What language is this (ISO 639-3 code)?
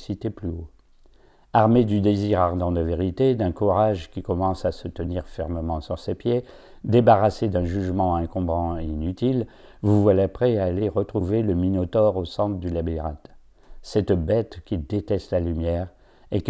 fra